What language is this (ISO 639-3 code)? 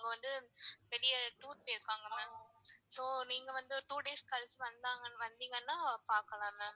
tam